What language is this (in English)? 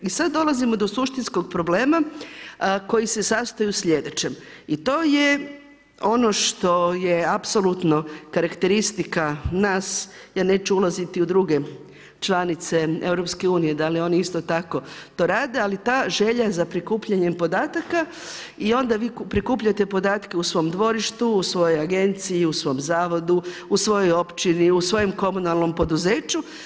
Croatian